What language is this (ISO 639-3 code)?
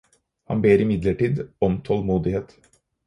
nob